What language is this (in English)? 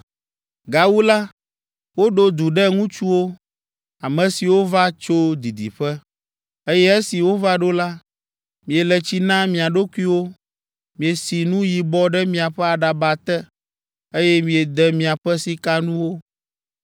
Ewe